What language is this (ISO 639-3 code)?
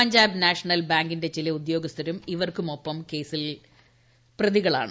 mal